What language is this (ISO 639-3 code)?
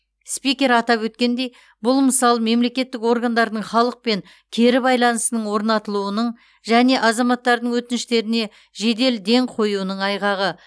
kaz